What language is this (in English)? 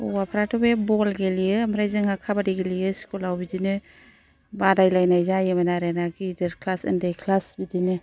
Bodo